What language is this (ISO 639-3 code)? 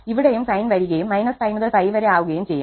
mal